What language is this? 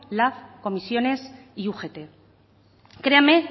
Spanish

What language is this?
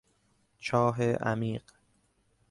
Persian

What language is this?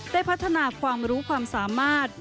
Thai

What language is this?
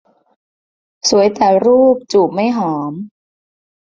Thai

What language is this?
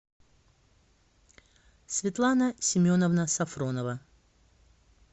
Russian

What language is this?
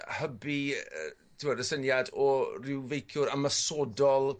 Welsh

